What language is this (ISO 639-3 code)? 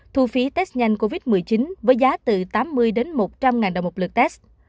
vie